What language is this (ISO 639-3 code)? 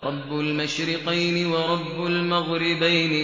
ara